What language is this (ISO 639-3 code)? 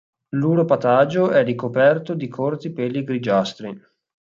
ita